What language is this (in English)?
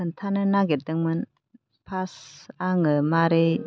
Bodo